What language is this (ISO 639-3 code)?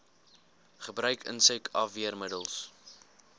afr